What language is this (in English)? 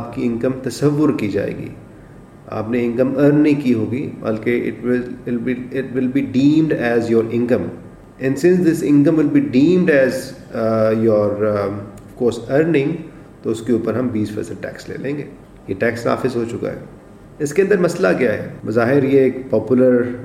Urdu